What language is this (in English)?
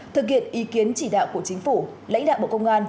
Vietnamese